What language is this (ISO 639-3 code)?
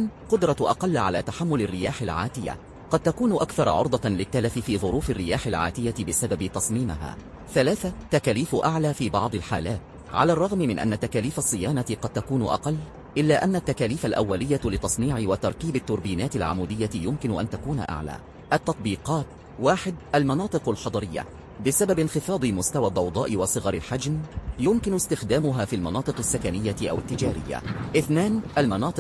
ara